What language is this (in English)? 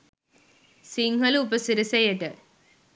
Sinhala